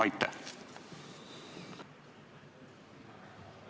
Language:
Estonian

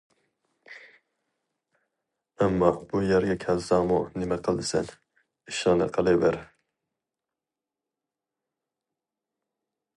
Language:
Uyghur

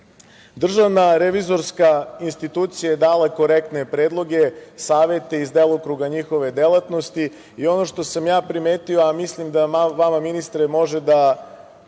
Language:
Serbian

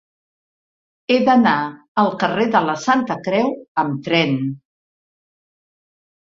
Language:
Catalan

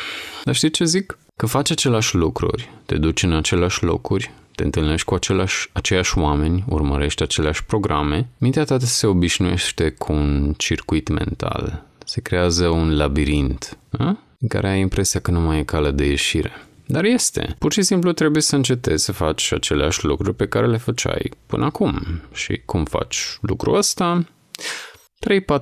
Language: Romanian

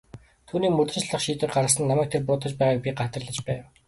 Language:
Mongolian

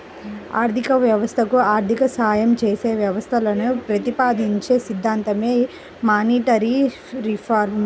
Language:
Telugu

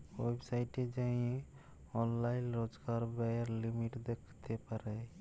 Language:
Bangla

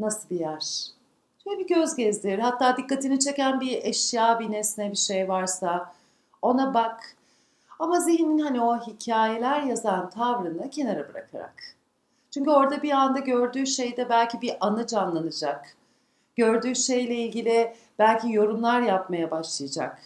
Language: Turkish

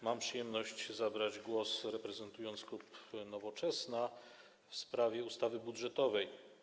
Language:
Polish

